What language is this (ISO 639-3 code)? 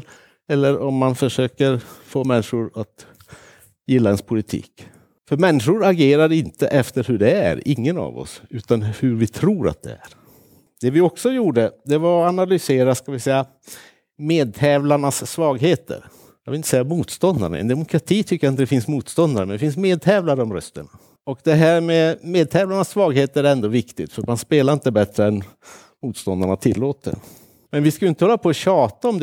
swe